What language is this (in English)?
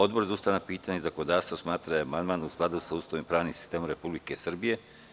Serbian